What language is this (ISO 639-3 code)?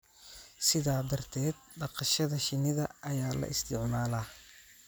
som